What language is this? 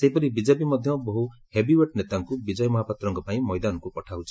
Odia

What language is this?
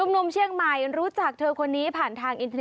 Thai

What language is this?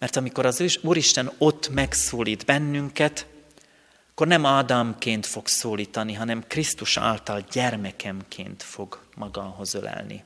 Hungarian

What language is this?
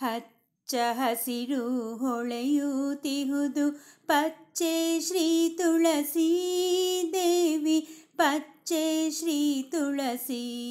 Telugu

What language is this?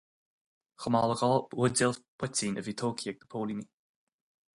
Irish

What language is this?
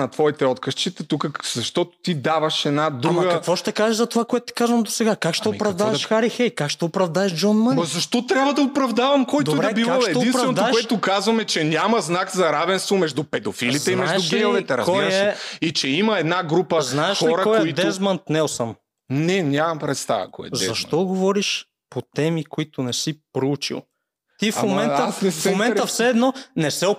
Bulgarian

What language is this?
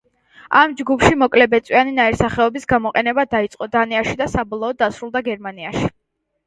Georgian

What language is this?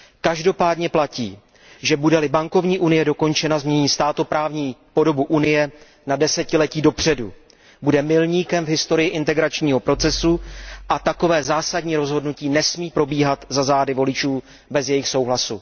Czech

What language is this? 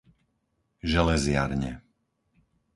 Slovak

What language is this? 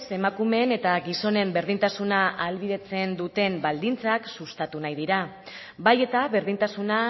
Basque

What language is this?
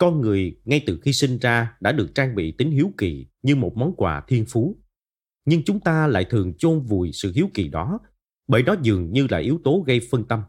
Vietnamese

